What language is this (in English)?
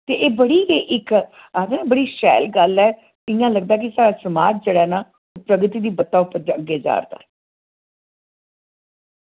Dogri